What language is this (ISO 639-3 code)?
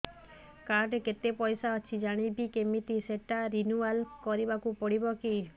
ori